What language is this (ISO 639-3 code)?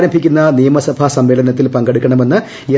mal